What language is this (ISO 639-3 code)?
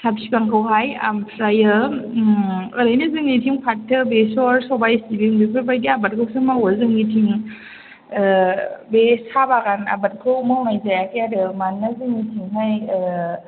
brx